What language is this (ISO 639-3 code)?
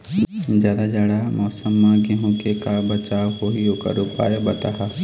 hne